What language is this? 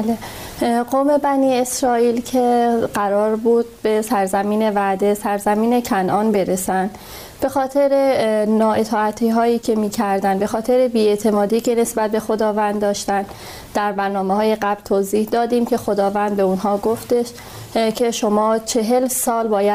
Persian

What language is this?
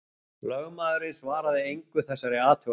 Icelandic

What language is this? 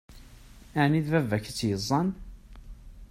Kabyle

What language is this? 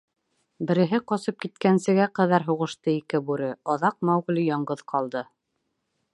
Bashkir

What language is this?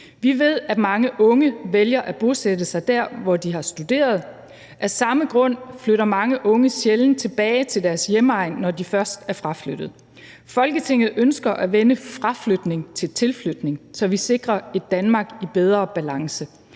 Danish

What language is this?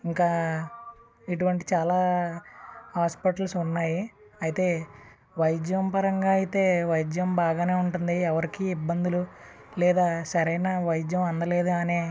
Telugu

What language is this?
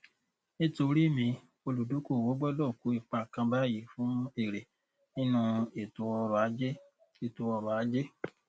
Yoruba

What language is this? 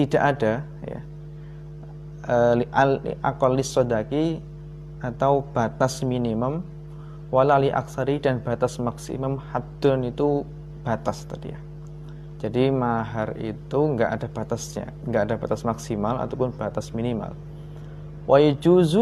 Indonesian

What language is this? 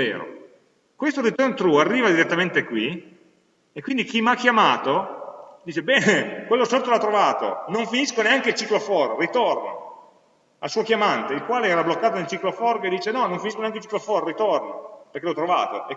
Italian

